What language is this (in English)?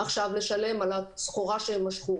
Hebrew